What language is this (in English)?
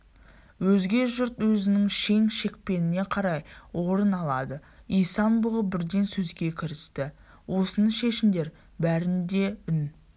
Kazakh